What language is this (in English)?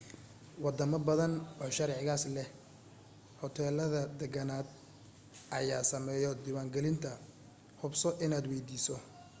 Somali